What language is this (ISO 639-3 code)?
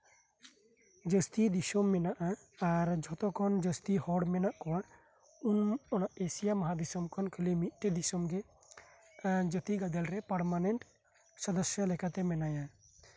sat